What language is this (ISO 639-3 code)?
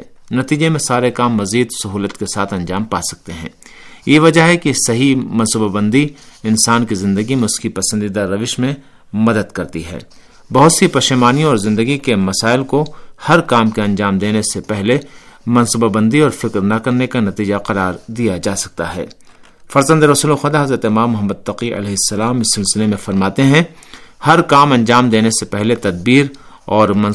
urd